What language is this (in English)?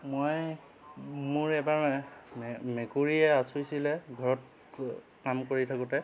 Assamese